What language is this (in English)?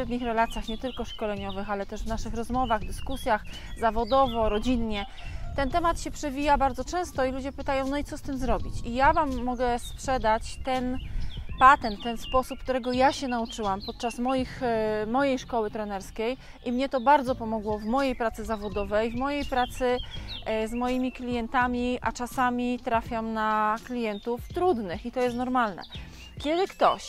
Polish